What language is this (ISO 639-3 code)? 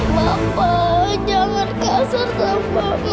ind